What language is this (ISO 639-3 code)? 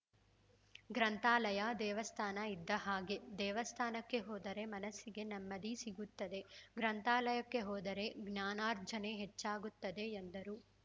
kan